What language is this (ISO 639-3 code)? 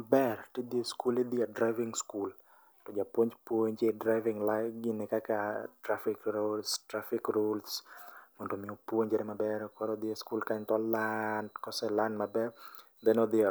luo